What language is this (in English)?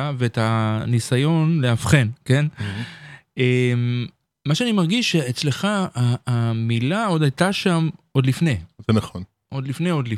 Hebrew